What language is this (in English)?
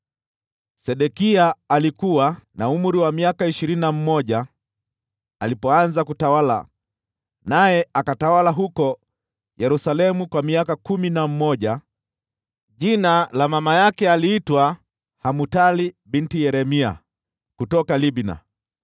Swahili